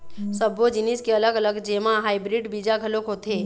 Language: Chhattisgarhi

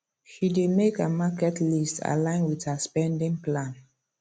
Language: Nigerian Pidgin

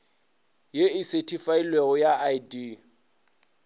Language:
Northern Sotho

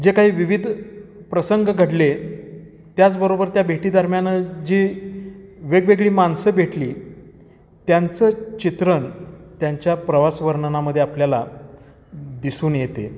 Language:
Marathi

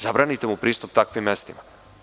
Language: Serbian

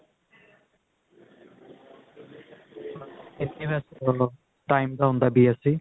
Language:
Punjabi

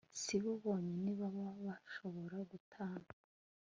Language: Kinyarwanda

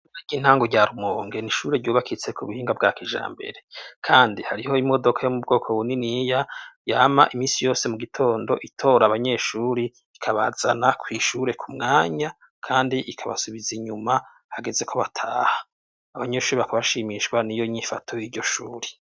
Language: Rundi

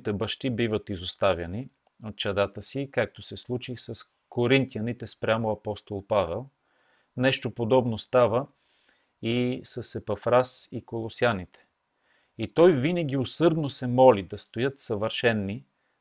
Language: Bulgarian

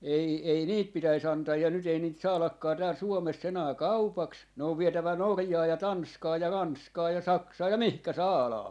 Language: Finnish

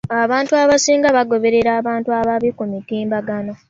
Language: Ganda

